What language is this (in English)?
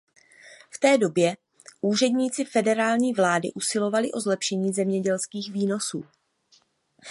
Czech